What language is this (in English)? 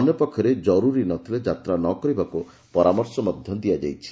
Odia